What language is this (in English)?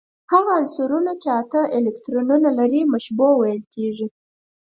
Pashto